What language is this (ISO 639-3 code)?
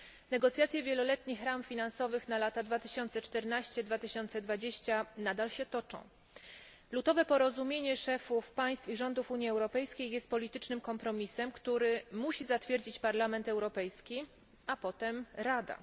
pol